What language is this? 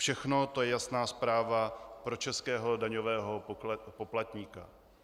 Czech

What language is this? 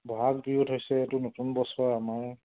Assamese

